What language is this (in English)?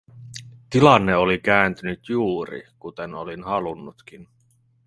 Finnish